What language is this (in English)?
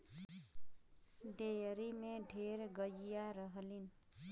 Bhojpuri